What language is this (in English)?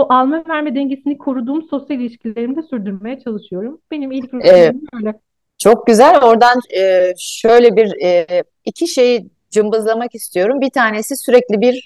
Turkish